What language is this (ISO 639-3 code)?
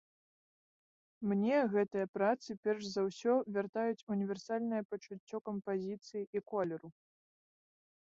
bel